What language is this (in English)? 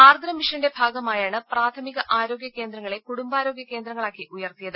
Malayalam